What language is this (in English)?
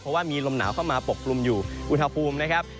Thai